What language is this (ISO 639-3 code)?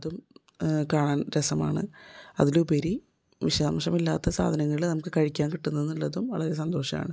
mal